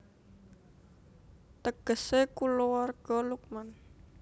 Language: Javanese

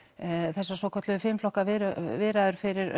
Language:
Icelandic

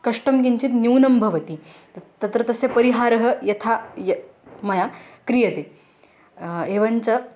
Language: Sanskrit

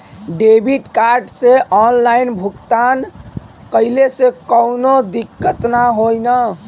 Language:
Bhojpuri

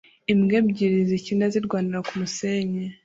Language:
Kinyarwanda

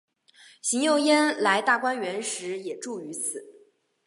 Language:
Chinese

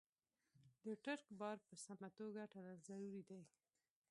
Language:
Pashto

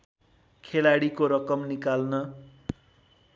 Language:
Nepali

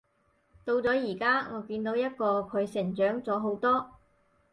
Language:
Cantonese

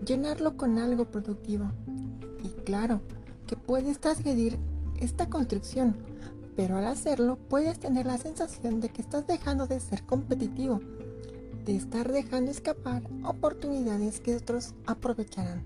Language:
Spanish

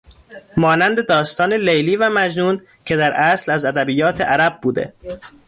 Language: Persian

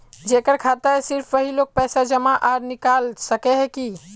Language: Magahi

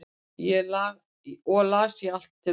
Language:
Icelandic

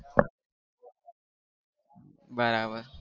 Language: Gujarati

